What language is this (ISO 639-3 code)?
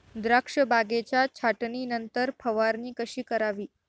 mar